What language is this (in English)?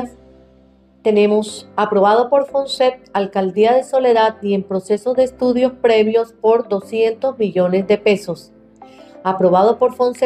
Spanish